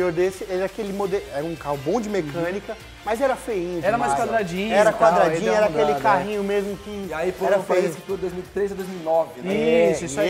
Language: Portuguese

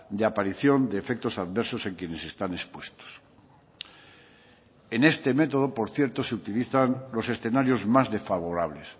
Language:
Spanish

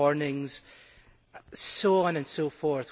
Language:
English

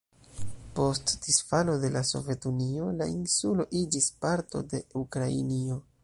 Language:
Esperanto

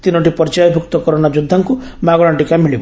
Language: Odia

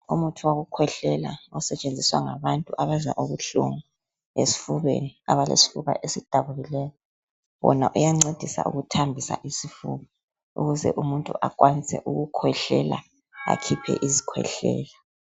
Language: North Ndebele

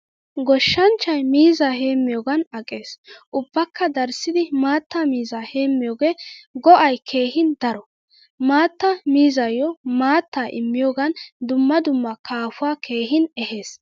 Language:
Wolaytta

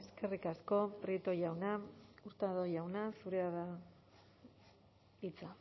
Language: Basque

